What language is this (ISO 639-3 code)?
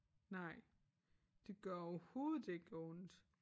dan